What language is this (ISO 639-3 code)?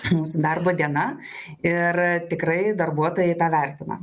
lit